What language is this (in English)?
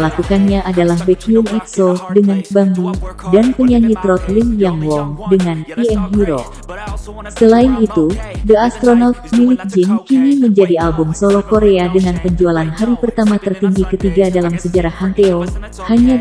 Indonesian